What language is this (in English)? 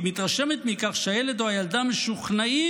Hebrew